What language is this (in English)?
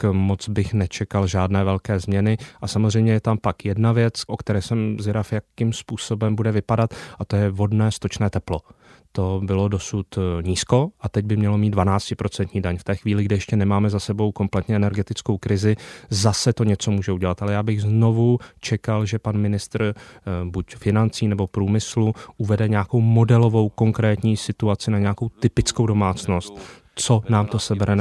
Czech